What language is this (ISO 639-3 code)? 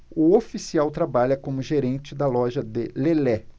por